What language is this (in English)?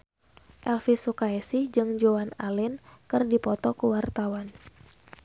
Sundanese